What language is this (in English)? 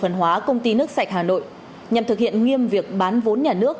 Vietnamese